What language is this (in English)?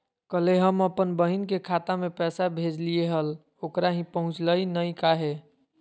Magahi